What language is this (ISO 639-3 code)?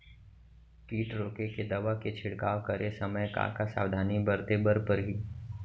hne